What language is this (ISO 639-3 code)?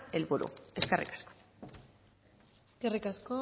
eus